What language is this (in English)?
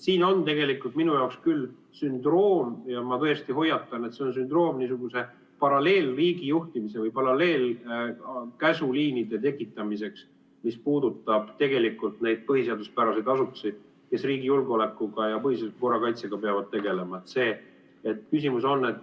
Estonian